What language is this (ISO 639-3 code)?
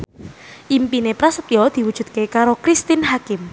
jav